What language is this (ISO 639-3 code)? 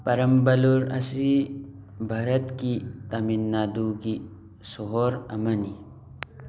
mni